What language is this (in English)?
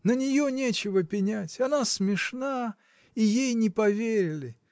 Russian